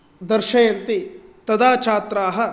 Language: Sanskrit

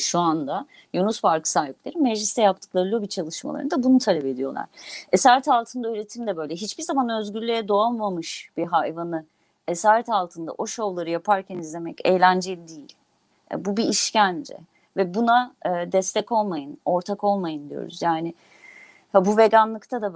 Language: Turkish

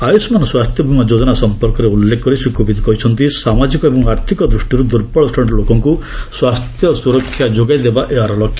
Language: Odia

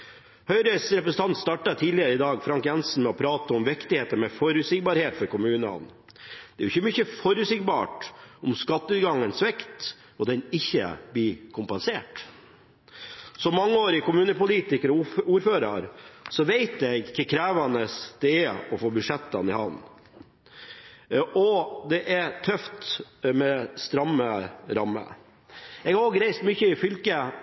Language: Norwegian Bokmål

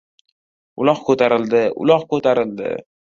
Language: Uzbek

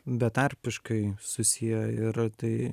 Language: Lithuanian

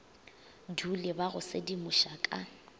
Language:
Northern Sotho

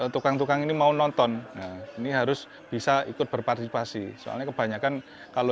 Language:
Indonesian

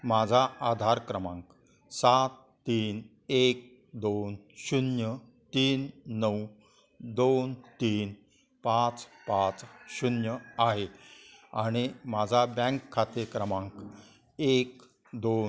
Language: Marathi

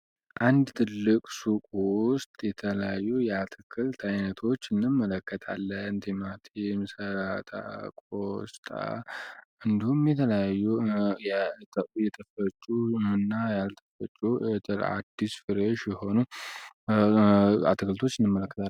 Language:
Amharic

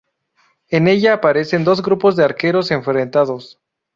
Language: Spanish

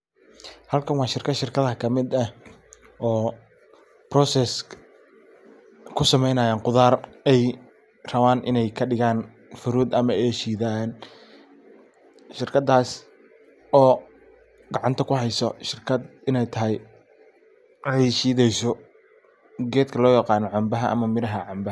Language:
Somali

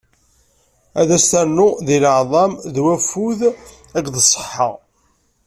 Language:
Kabyle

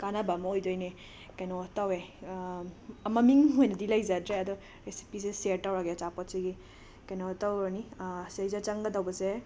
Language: Manipuri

